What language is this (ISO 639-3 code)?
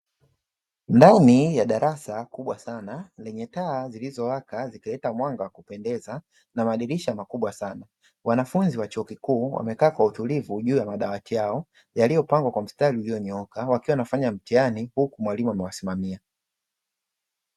swa